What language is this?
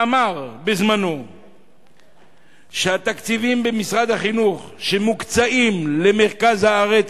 Hebrew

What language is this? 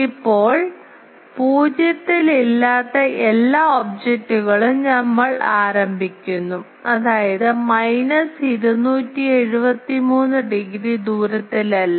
Malayalam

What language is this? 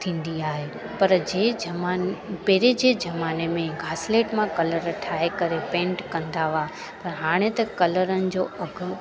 Sindhi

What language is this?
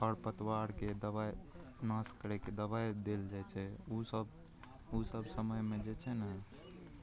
Maithili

